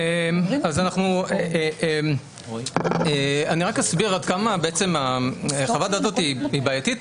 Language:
Hebrew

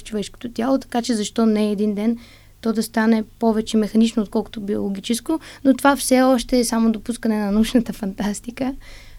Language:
Bulgarian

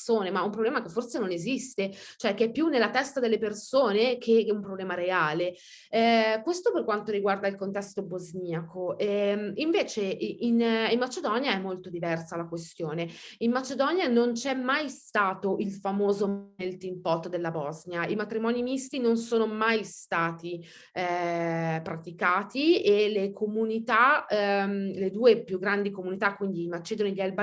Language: Italian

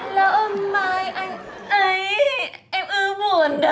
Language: Vietnamese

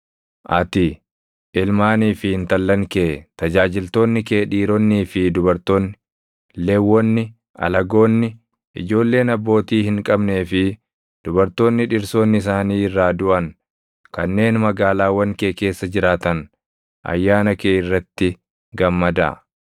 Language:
Oromo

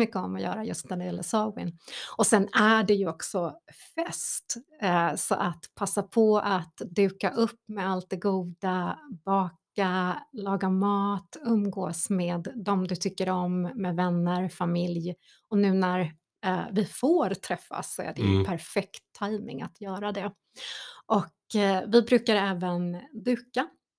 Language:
Swedish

